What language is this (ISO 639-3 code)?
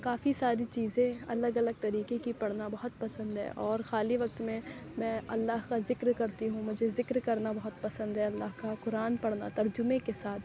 urd